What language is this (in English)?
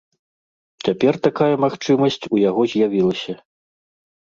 Belarusian